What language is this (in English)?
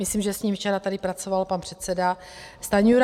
Czech